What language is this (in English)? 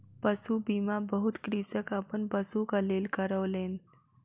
Maithili